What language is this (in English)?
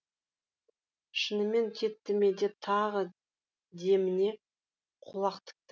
Kazakh